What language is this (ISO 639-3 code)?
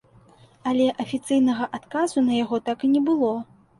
bel